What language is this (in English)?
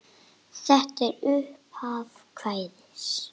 Icelandic